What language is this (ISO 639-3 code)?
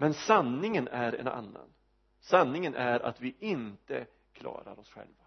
swe